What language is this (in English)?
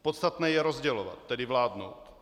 Czech